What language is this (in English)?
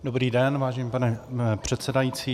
Czech